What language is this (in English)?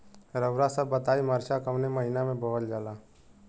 Bhojpuri